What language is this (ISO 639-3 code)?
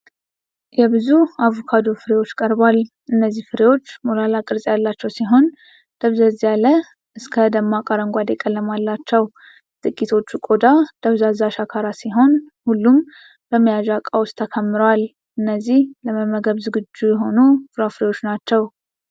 amh